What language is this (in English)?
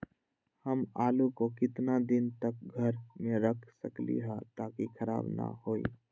Magahi